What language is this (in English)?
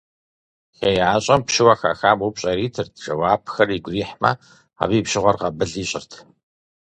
Kabardian